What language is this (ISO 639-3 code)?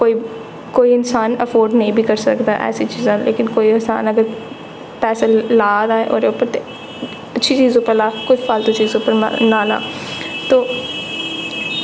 doi